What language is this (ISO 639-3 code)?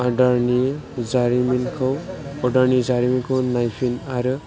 brx